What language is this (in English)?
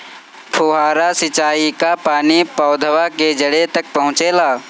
Bhojpuri